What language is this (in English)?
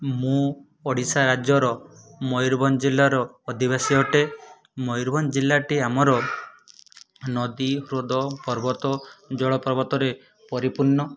Odia